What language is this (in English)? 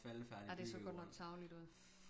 Danish